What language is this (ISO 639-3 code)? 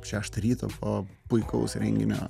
lit